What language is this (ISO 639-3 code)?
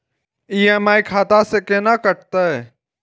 mai